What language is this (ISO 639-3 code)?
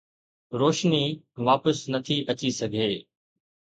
snd